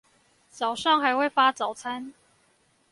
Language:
Chinese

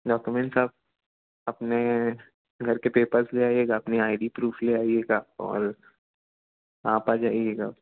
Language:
Hindi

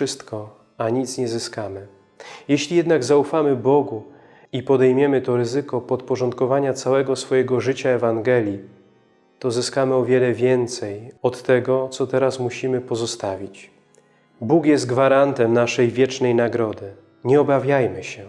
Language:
Polish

